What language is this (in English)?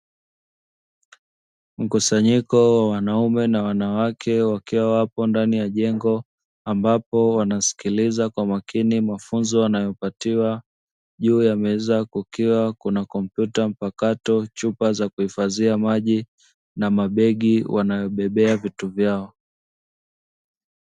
Swahili